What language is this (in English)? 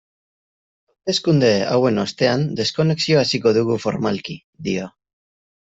Basque